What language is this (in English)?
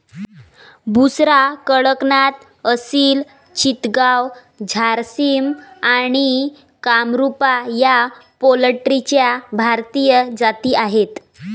Marathi